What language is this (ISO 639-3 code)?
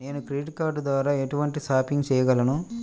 tel